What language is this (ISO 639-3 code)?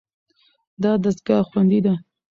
pus